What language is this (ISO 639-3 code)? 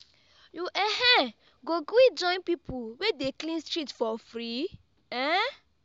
pcm